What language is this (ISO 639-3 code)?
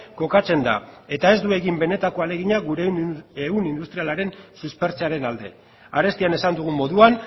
eus